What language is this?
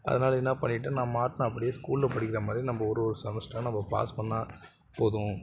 Tamil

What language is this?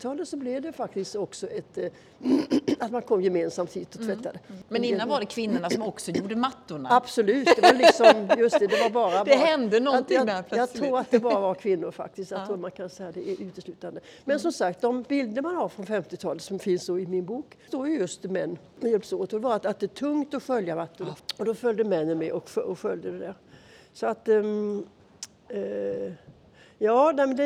Swedish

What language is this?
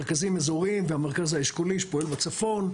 Hebrew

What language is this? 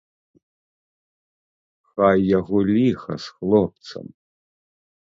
Belarusian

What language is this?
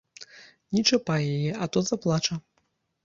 Belarusian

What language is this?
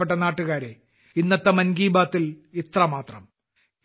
Malayalam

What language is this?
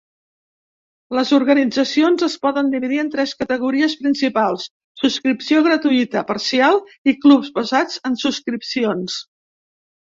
Catalan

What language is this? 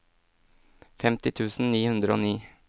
Norwegian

